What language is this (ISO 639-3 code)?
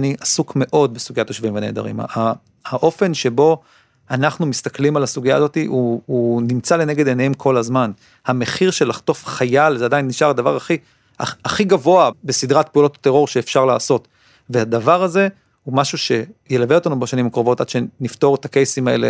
heb